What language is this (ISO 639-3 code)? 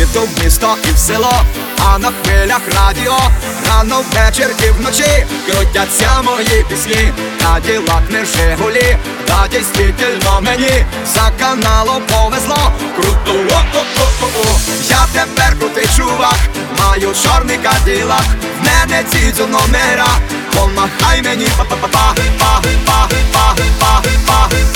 ukr